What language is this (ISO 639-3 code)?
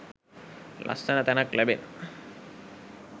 sin